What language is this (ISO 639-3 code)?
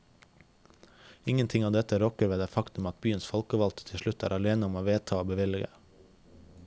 nor